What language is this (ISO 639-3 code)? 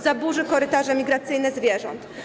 pol